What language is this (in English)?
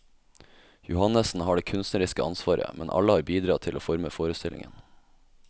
Norwegian